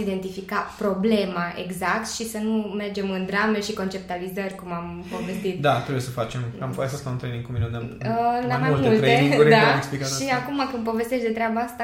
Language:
Romanian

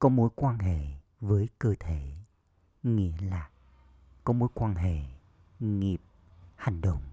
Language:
Vietnamese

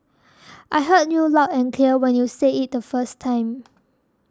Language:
English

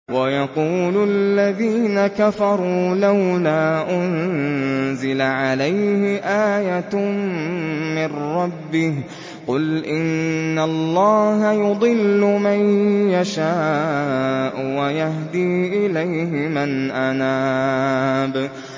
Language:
Arabic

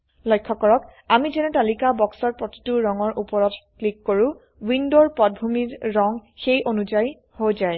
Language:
Assamese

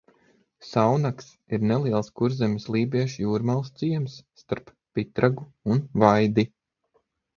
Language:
Latvian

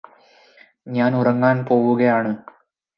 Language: Malayalam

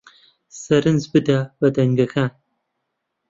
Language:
Central Kurdish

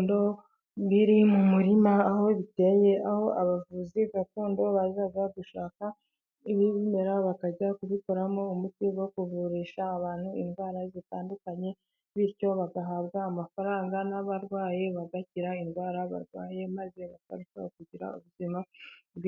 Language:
Kinyarwanda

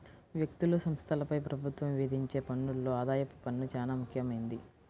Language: Telugu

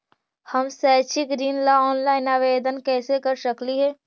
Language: Magahi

